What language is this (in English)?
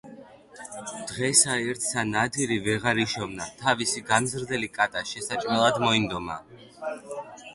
Georgian